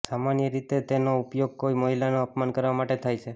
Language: Gujarati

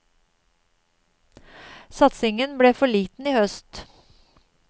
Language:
Norwegian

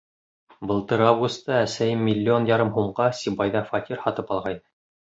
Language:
Bashkir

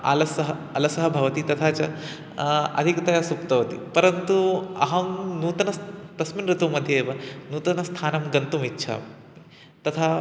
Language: Sanskrit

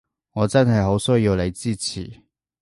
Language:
Cantonese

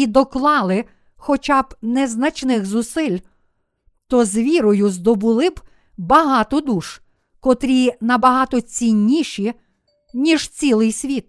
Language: Ukrainian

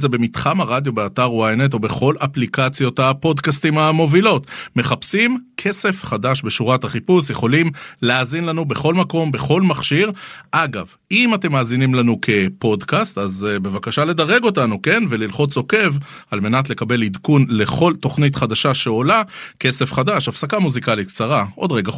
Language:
Hebrew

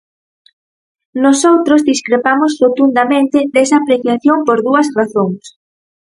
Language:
Galician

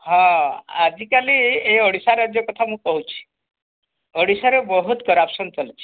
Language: Odia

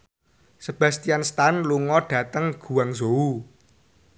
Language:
Javanese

